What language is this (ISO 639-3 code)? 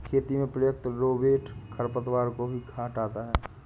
hin